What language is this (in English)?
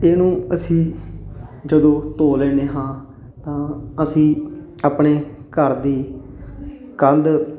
Punjabi